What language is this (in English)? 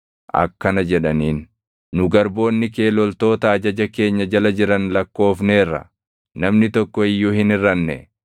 Oromo